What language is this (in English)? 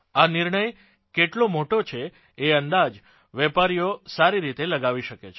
Gujarati